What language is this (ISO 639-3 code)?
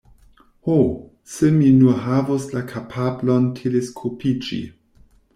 epo